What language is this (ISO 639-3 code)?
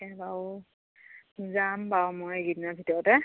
asm